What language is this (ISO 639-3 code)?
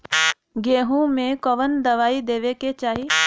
bho